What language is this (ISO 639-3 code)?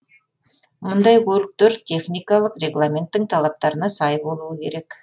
kaz